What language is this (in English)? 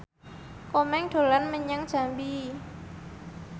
Javanese